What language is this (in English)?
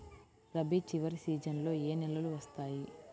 Telugu